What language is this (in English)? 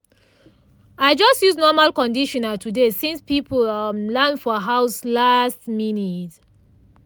Nigerian Pidgin